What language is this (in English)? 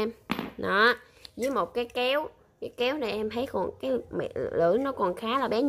Vietnamese